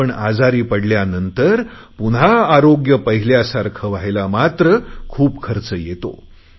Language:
Marathi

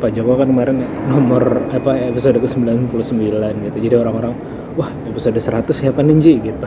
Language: Indonesian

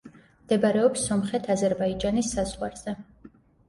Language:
Georgian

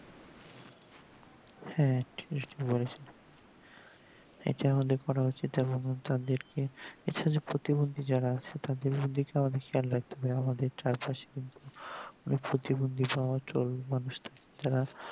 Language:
Bangla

